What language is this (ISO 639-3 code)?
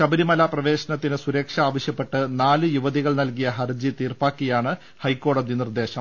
mal